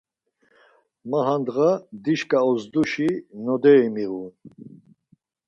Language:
Laz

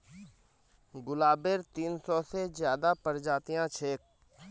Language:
Magahi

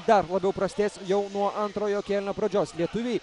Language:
Lithuanian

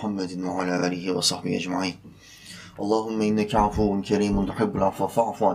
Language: Turkish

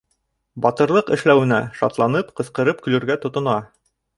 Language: Bashkir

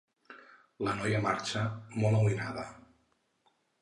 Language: Catalan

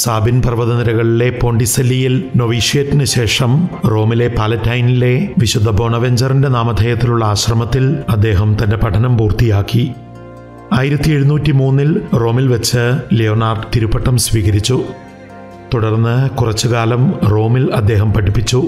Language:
Italian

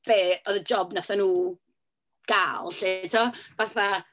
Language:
Welsh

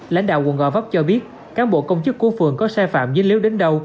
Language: Vietnamese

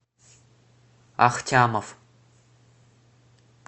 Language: Russian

